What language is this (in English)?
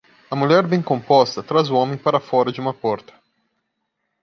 Portuguese